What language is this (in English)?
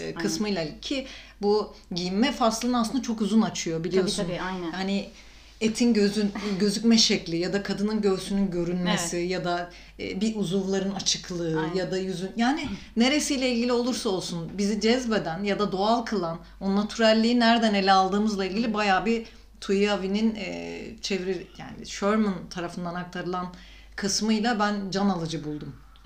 Turkish